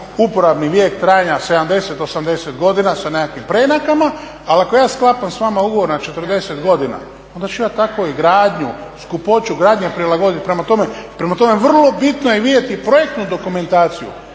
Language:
Croatian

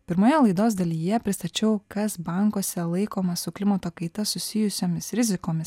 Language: Lithuanian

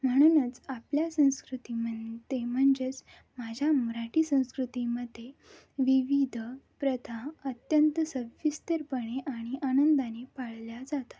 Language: Marathi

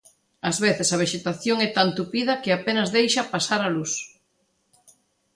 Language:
Galician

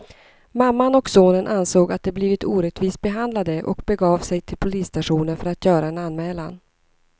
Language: Swedish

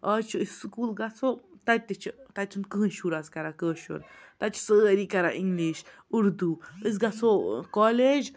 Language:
Kashmiri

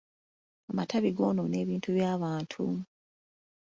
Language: Ganda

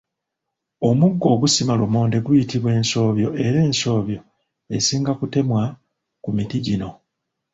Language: Ganda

